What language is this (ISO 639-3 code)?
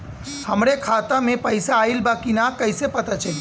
bho